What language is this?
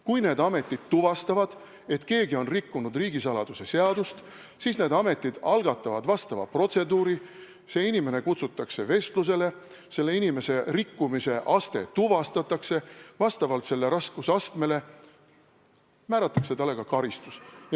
Estonian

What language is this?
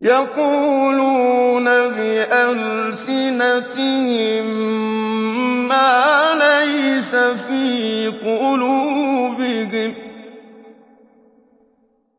Arabic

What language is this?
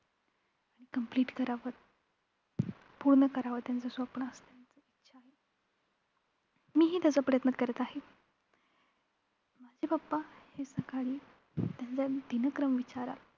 Marathi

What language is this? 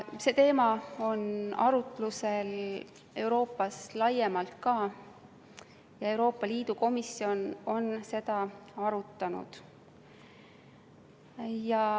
Estonian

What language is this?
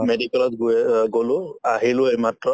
Assamese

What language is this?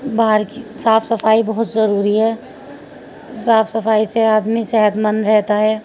Urdu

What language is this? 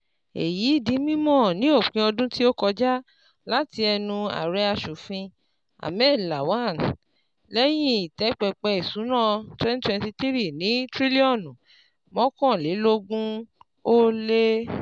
Yoruba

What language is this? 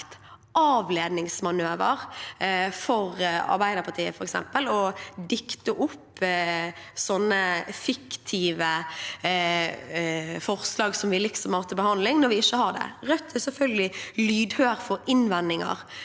Norwegian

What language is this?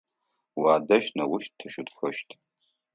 Adyghe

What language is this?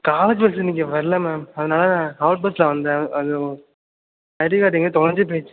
Tamil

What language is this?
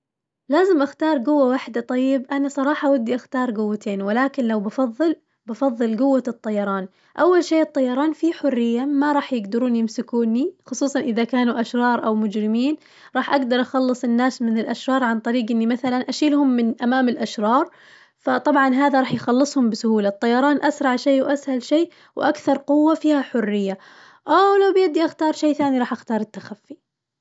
Najdi Arabic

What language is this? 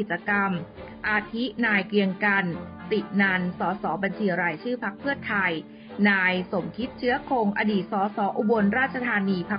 Thai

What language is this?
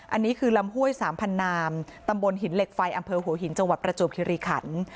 Thai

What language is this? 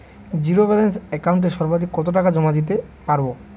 Bangla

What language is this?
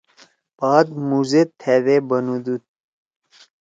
Torwali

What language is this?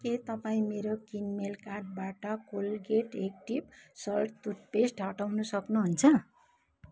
Nepali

